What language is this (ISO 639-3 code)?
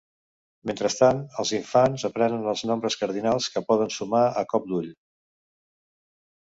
cat